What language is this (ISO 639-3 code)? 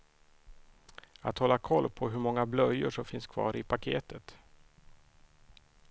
swe